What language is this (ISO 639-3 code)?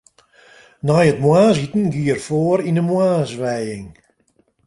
fry